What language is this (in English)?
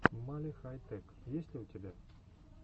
Russian